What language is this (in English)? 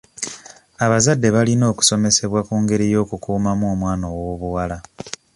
Ganda